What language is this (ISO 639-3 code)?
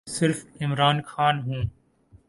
urd